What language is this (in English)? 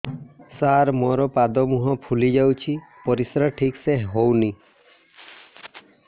Odia